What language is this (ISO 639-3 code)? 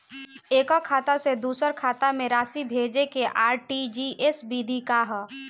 bho